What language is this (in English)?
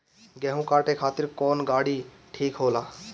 Bhojpuri